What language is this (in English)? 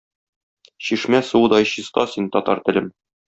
Tatar